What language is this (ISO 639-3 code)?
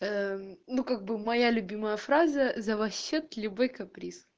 rus